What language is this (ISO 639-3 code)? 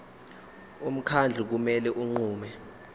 zul